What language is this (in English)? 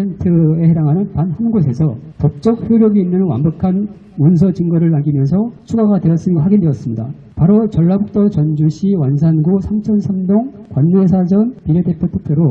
Korean